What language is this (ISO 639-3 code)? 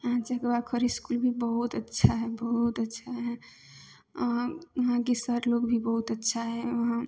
mai